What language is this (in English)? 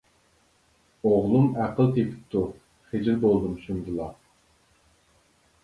Uyghur